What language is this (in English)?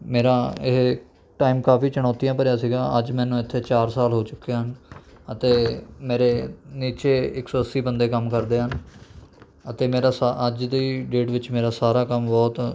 Punjabi